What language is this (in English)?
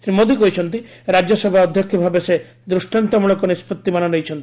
Odia